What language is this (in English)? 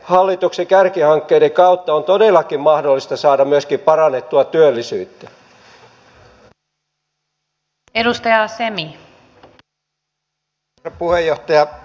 Finnish